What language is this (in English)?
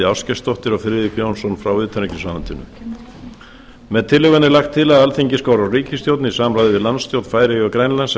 Icelandic